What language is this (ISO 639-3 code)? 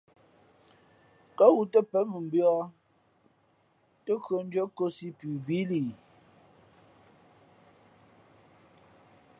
fmp